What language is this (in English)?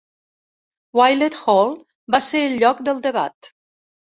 Catalan